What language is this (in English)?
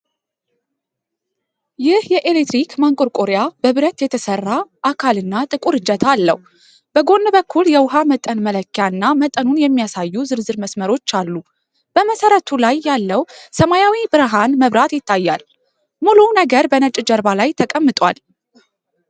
Amharic